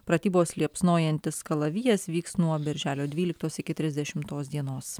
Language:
Lithuanian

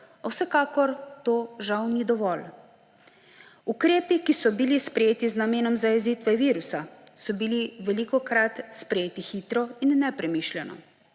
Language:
Slovenian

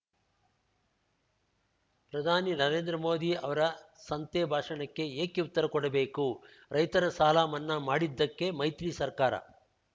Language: Kannada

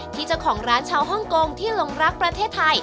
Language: Thai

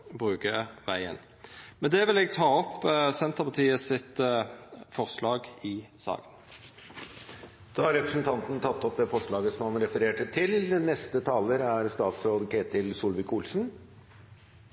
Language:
Norwegian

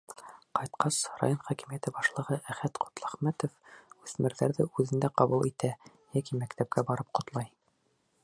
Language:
Bashkir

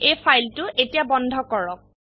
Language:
Assamese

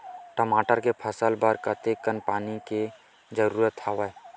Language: Chhattisgarhi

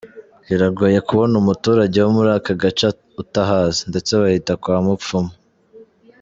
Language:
Kinyarwanda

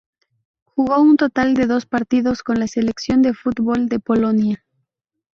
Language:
Spanish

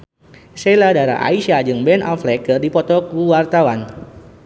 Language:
Sundanese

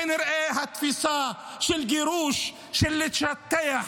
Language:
Hebrew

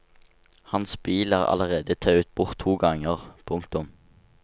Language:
Norwegian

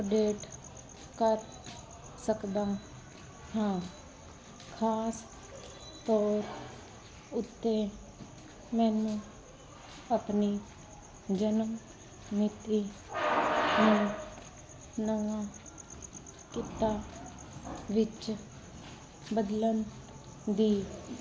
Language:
Punjabi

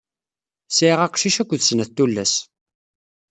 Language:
Kabyle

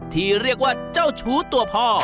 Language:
Thai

